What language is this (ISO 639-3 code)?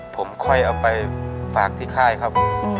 tha